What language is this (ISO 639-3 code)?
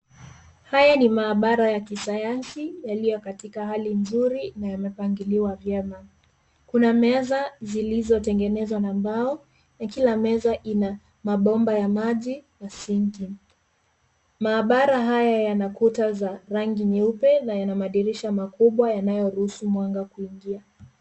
swa